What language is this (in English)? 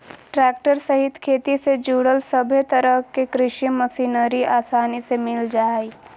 Magahi